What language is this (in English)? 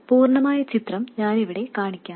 Malayalam